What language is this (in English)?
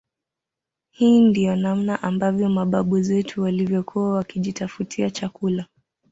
Swahili